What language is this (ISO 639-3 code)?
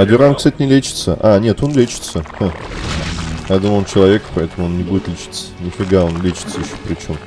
rus